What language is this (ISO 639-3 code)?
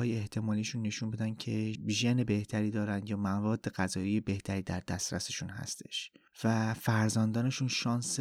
fas